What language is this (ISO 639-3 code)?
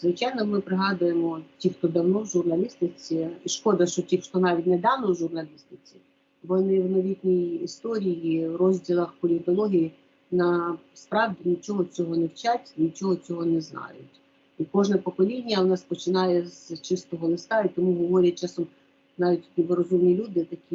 ukr